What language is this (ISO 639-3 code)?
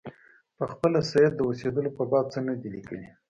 pus